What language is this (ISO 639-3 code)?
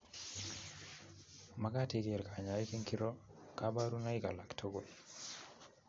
kln